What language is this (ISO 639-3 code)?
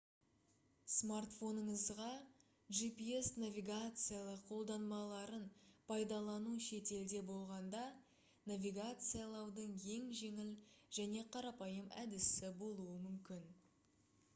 kaz